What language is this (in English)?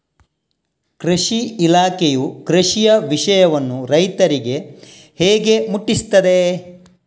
Kannada